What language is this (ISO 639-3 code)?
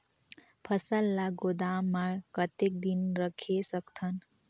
hne